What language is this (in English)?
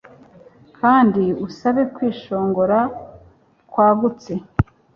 Kinyarwanda